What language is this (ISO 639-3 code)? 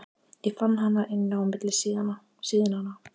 isl